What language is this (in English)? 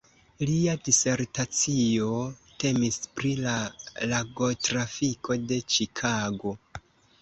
Esperanto